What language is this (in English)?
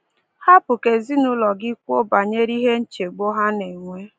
Igbo